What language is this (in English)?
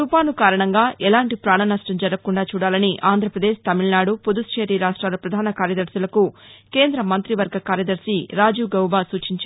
Telugu